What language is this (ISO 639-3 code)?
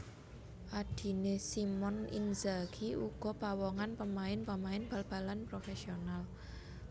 jav